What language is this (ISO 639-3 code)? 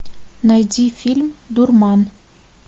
rus